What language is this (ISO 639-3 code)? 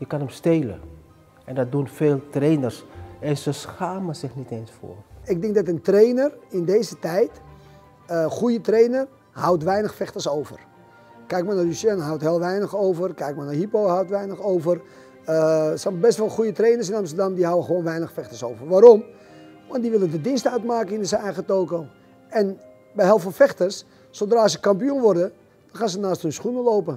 nld